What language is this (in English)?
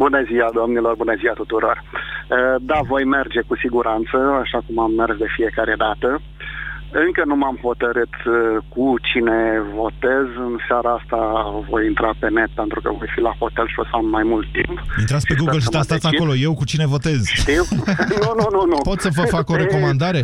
Romanian